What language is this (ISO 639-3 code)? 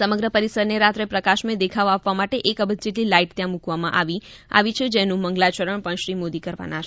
guj